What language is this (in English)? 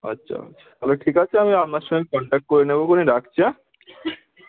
Bangla